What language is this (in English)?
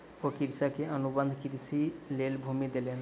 Maithili